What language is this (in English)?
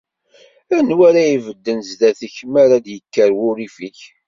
Kabyle